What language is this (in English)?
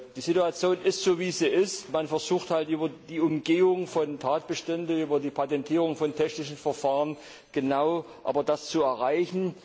German